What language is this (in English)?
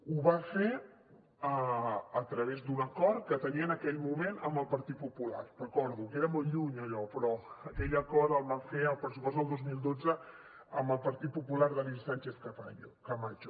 Catalan